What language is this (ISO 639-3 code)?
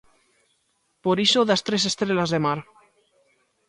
glg